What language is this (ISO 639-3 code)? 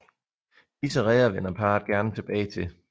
dan